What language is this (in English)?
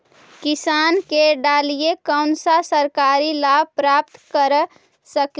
Magahi